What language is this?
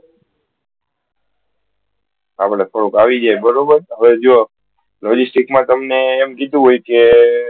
Gujarati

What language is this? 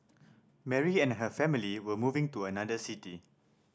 English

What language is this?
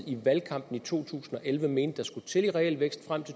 Danish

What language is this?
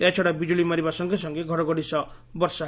Odia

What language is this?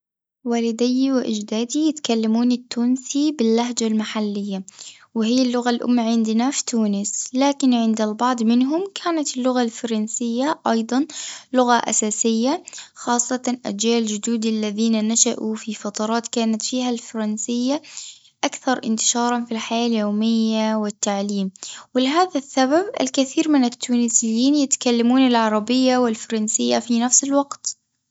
Tunisian Arabic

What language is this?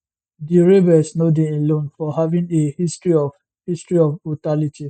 Nigerian Pidgin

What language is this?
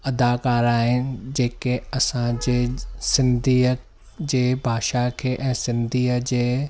Sindhi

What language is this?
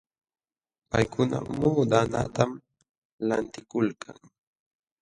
Jauja Wanca Quechua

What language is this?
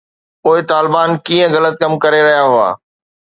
Sindhi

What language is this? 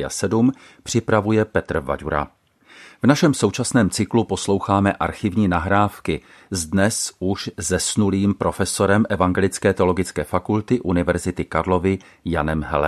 Czech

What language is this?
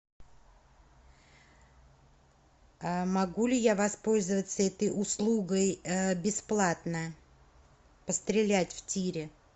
Russian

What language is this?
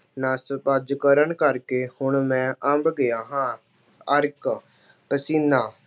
Punjabi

